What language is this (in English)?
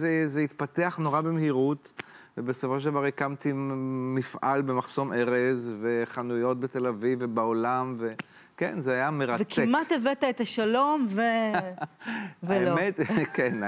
Hebrew